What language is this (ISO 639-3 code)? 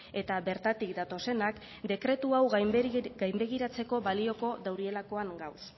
eus